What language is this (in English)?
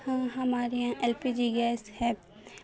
Urdu